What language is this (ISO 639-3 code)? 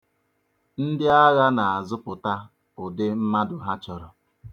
ibo